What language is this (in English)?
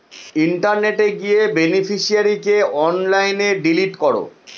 Bangla